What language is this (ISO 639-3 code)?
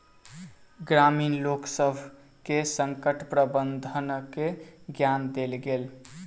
mai